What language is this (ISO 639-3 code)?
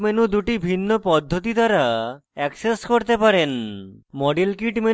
ben